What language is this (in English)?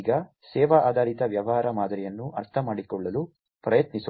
Kannada